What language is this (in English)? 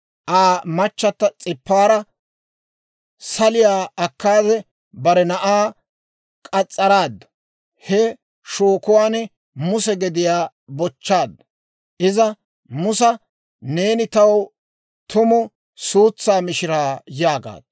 Dawro